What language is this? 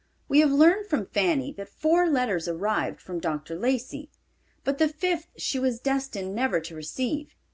English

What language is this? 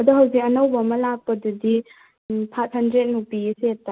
Manipuri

